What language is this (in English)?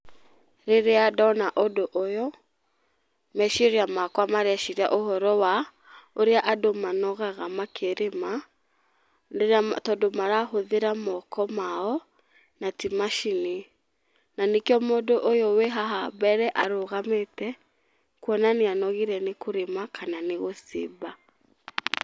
Kikuyu